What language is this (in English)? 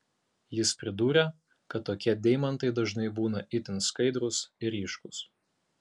Lithuanian